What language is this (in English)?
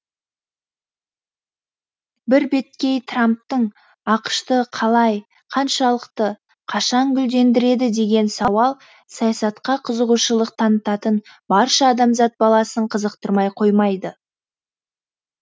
Kazakh